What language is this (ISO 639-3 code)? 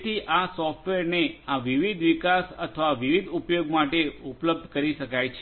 guj